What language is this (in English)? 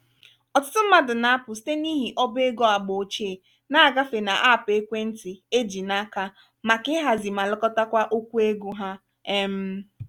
Igbo